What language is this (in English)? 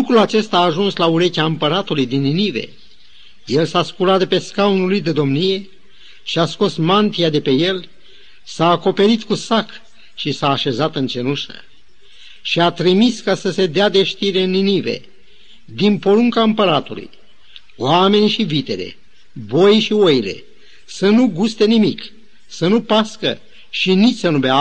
Romanian